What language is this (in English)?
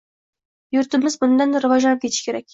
Uzbek